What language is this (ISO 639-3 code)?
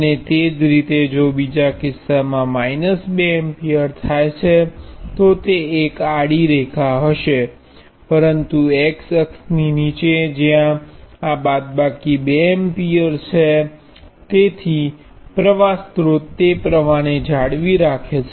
guj